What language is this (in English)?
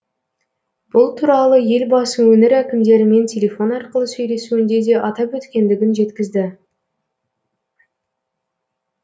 Kazakh